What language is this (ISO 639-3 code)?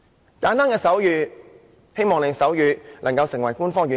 yue